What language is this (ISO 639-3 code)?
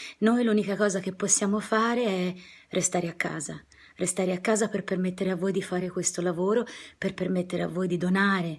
ita